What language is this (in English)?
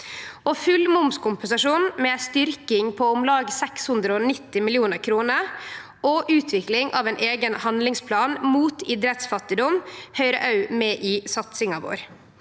Norwegian